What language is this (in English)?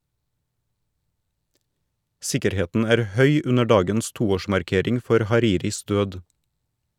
Norwegian